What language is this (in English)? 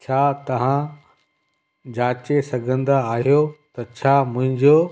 Sindhi